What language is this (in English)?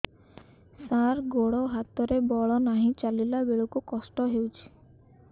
Odia